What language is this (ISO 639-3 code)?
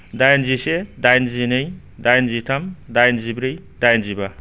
brx